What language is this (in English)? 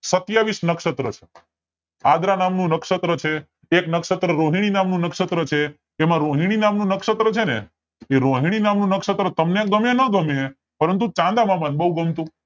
Gujarati